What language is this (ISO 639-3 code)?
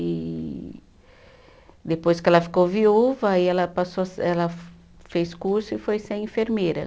por